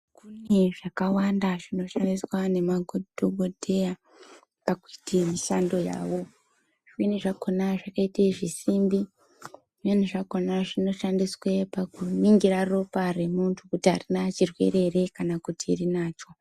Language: Ndau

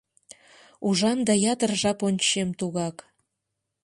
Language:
Mari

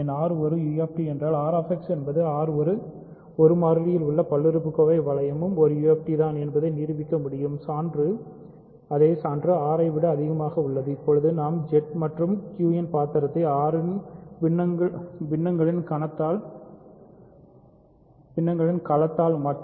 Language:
Tamil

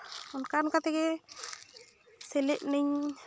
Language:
Santali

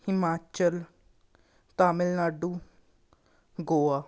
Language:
Punjabi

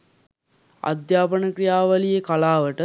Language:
Sinhala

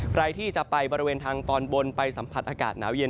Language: Thai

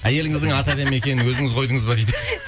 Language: Kazakh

